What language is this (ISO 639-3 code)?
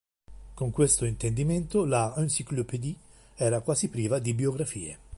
ita